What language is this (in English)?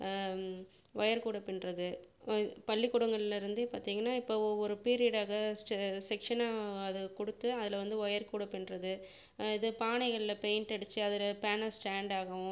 Tamil